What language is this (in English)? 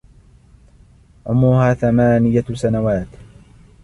Arabic